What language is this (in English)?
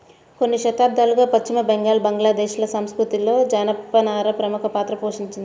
Telugu